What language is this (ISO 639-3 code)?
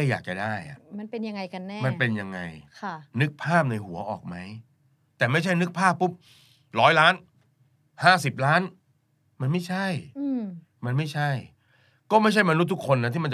tha